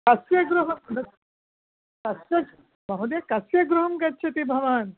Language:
Sanskrit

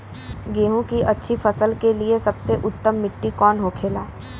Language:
Bhojpuri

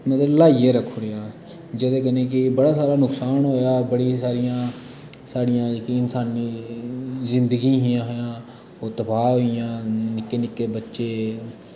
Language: Dogri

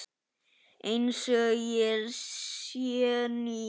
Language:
Icelandic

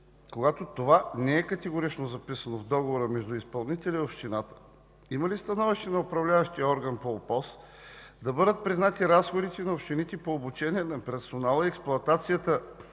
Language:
Bulgarian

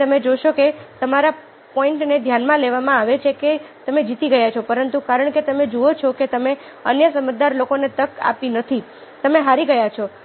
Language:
Gujarati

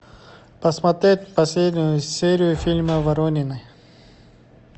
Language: Russian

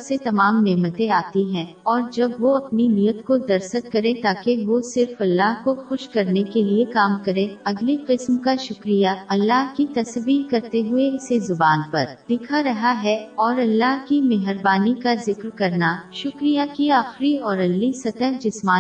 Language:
Urdu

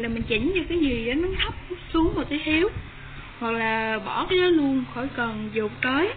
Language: Vietnamese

